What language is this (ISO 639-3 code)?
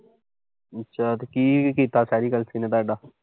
pan